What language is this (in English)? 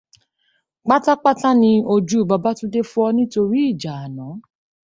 Yoruba